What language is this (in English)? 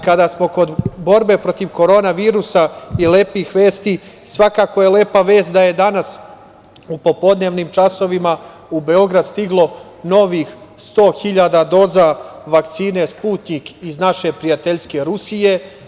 Serbian